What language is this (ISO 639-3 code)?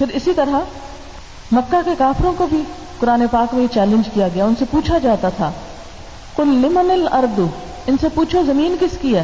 urd